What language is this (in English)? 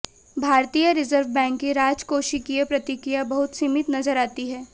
Hindi